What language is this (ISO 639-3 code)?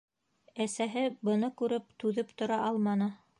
bak